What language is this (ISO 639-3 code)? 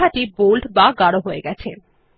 ben